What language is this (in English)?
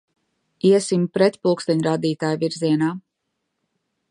Latvian